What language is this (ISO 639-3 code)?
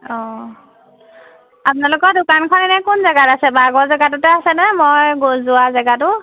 asm